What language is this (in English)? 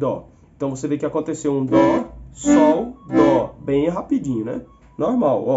Portuguese